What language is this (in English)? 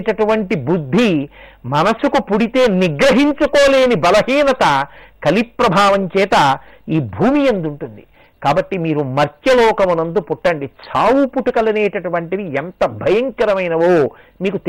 Telugu